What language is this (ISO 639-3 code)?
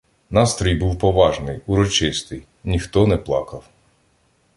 ukr